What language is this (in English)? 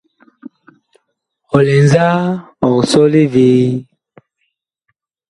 Bakoko